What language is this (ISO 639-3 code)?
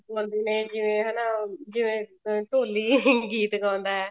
pan